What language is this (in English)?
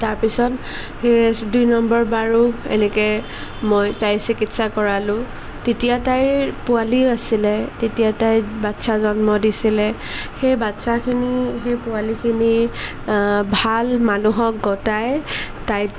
Assamese